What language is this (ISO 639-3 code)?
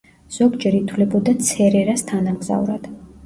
kat